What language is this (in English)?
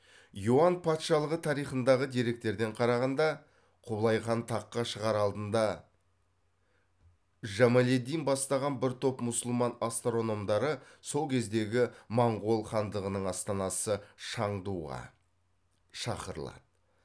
Kazakh